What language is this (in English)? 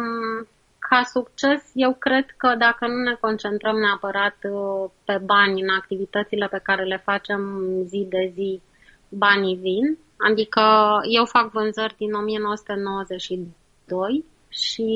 Romanian